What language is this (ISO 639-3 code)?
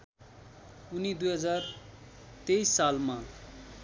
nep